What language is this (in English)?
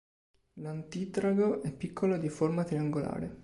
Italian